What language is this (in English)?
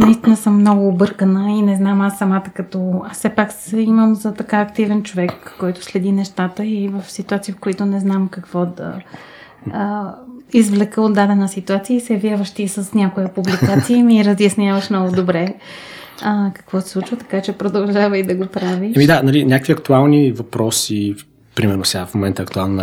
Bulgarian